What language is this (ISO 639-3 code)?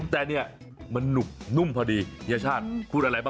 tha